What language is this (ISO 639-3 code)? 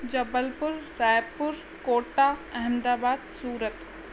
snd